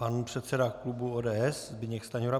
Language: Czech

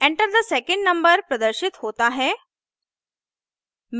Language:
Hindi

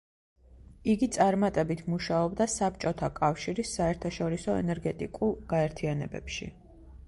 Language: Georgian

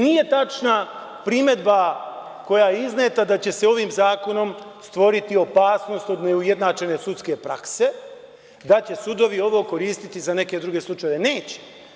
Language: Serbian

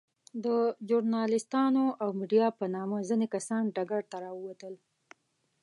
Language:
Pashto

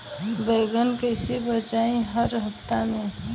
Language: Bhojpuri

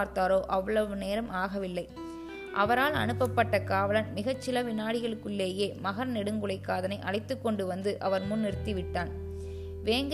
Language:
Tamil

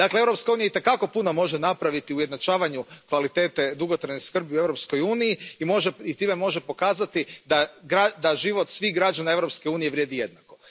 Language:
Croatian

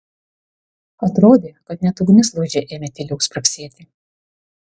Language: Lithuanian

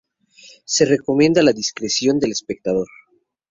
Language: Spanish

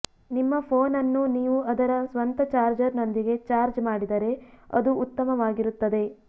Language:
Kannada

